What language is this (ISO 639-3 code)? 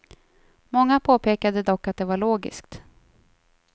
swe